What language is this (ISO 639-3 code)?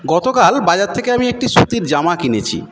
ben